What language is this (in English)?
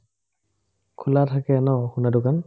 Assamese